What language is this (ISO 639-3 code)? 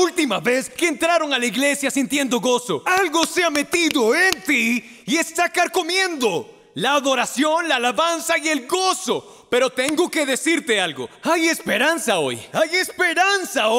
spa